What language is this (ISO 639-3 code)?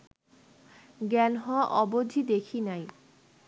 ben